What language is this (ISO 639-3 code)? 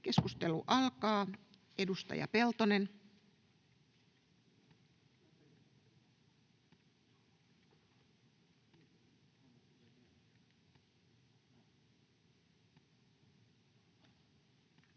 fin